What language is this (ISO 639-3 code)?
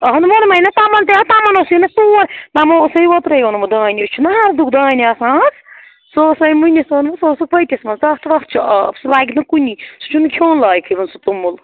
kas